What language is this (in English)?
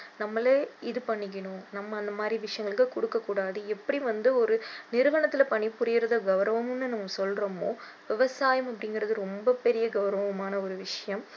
Tamil